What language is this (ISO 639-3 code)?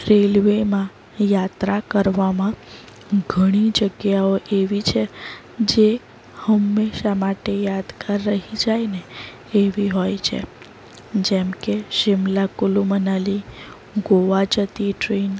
guj